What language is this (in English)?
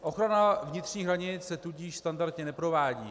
Czech